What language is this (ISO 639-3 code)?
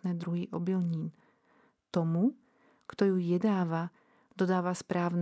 slk